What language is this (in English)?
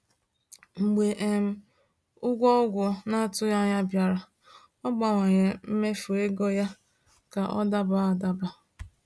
Igbo